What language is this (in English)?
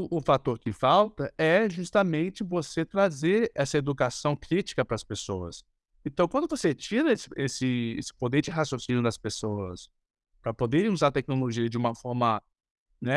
Portuguese